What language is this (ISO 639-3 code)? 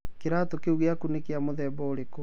kik